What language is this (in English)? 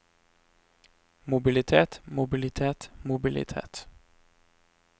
Norwegian